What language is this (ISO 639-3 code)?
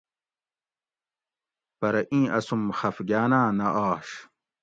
gwc